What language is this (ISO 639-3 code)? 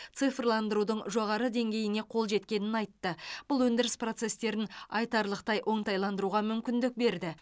kaz